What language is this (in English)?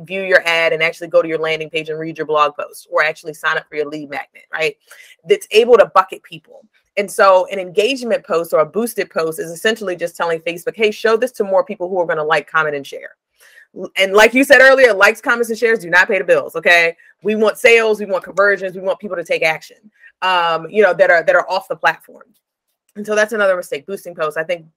English